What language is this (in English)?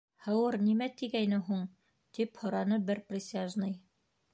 Bashkir